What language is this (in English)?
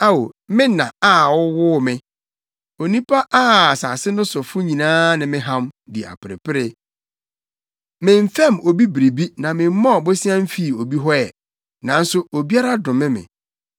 Akan